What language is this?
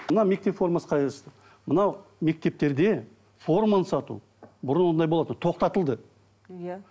Kazakh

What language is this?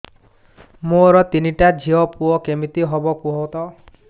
Odia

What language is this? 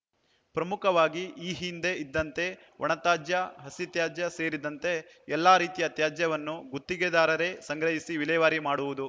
Kannada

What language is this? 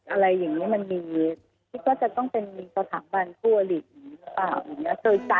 Thai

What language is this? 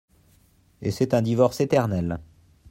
French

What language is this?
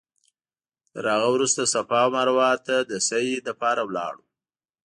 Pashto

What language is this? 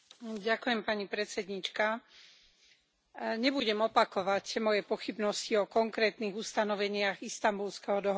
Slovak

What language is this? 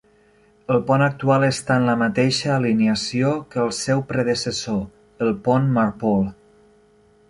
Catalan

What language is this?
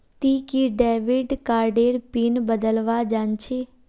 Magahi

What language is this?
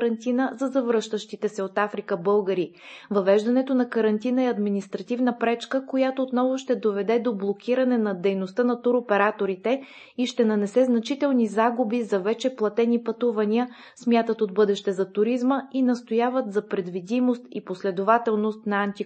Bulgarian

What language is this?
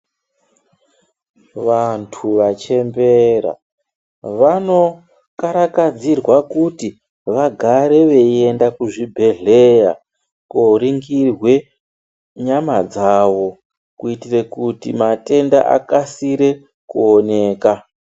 Ndau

